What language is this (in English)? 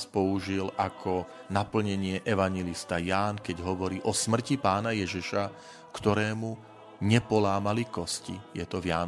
Slovak